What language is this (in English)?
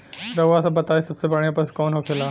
Bhojpuri